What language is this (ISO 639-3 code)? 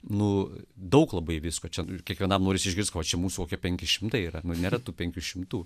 lit